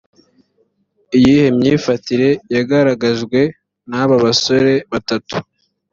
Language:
Kinyarwanda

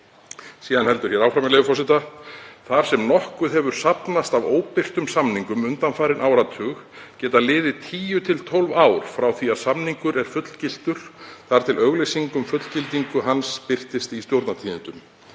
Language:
Icelandic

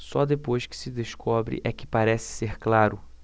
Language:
Portuguese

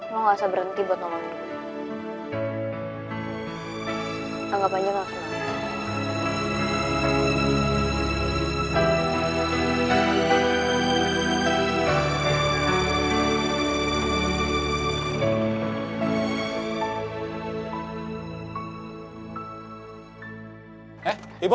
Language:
Indonesian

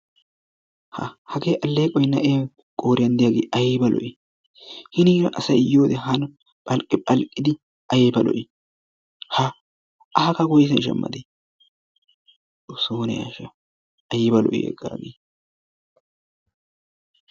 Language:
Wolaytta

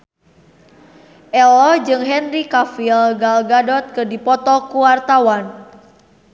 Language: Sundanese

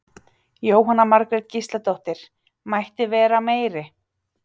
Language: Icelandic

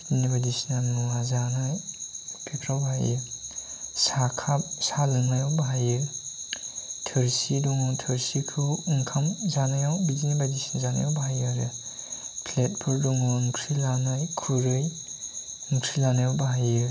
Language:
Bodo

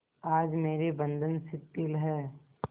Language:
Hindi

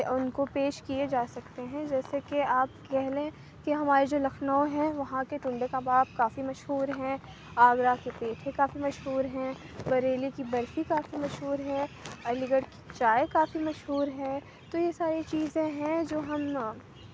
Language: Urdu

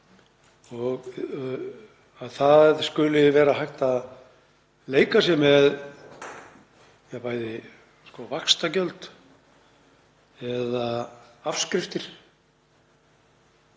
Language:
Icelandic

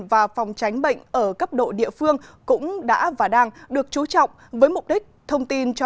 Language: Vietnamese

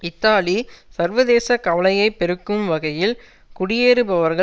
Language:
Tamil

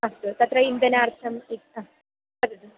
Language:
Sanskrit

